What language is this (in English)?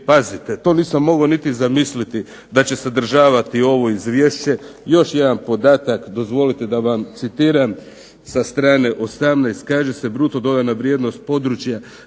Croatian